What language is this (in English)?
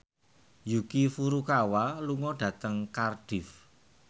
Javanese